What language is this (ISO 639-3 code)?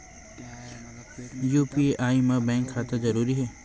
hne